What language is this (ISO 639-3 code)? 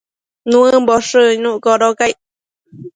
mcf